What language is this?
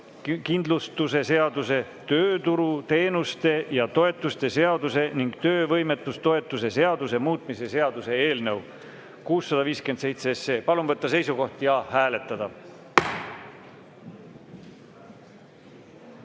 Estonian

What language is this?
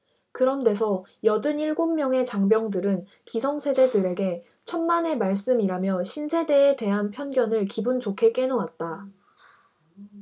Korean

